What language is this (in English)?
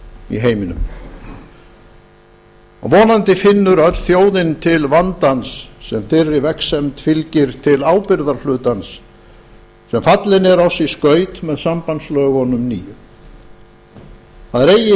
Icelandic